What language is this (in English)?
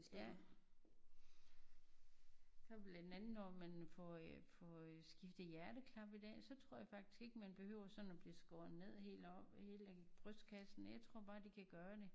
Danish